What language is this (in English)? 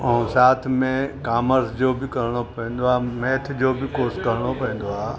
Sindhi